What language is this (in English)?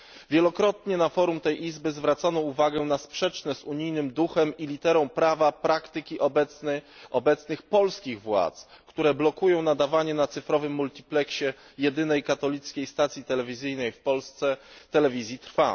Polish